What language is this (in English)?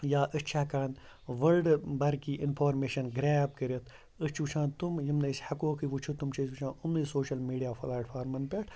Kashmiri